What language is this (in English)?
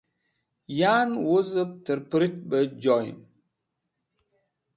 Wakhi